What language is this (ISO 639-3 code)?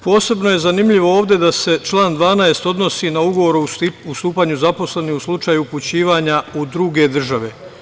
srp